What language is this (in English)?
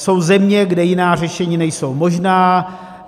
Czech